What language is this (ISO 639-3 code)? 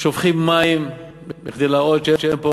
heb